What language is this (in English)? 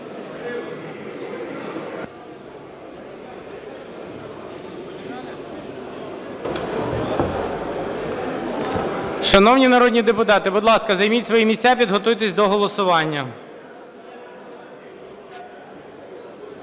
Ukrainian